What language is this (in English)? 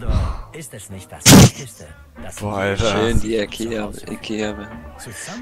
German